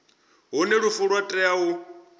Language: Venda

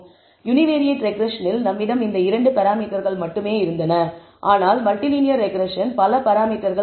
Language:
Tamil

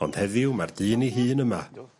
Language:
Welsh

